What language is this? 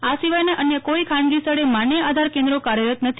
Gujarati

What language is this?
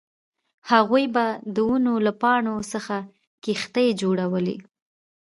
Pashto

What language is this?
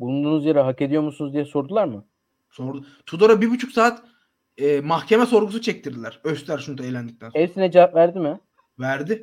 Turkish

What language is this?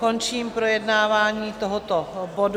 Czech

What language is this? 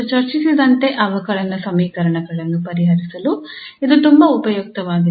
Kannada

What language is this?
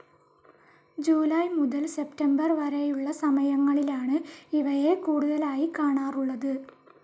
Malayalam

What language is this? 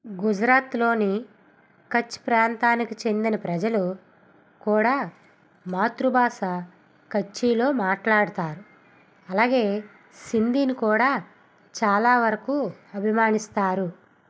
Telugu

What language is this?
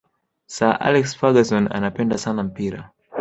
Swahili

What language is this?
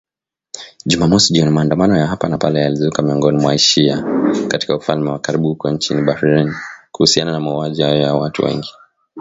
Swahili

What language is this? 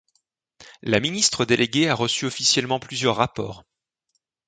French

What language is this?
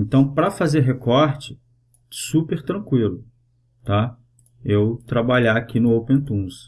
Portuguese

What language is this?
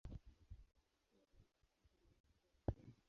Swahili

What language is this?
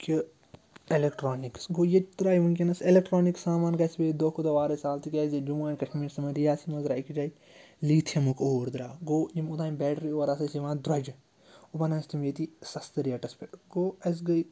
Kashmiri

